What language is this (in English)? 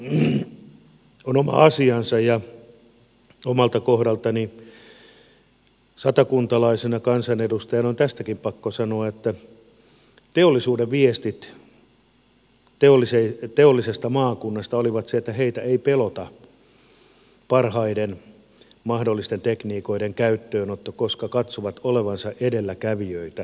Finnish